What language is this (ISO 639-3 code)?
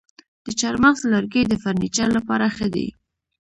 pus